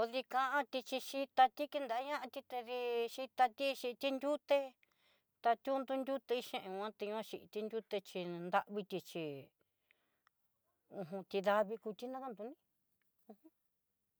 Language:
Southeastern Nochixtlán Mixtec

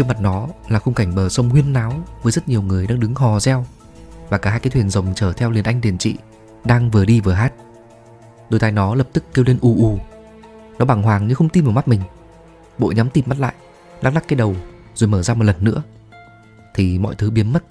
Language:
Vietnamese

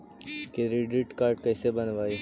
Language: Magahi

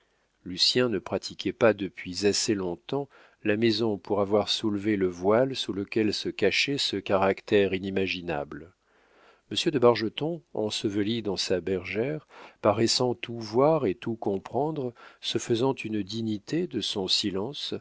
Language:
French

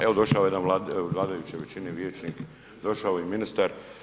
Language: Croatian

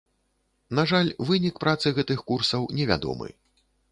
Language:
Belarusian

